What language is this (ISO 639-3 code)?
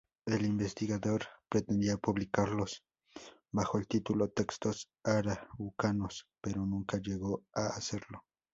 spa